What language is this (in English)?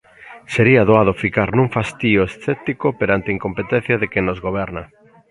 Galician